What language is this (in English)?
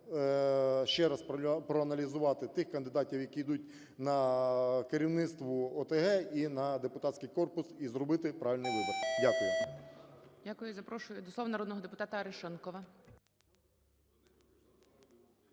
Ukrainian